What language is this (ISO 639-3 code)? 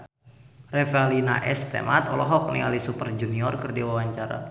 sun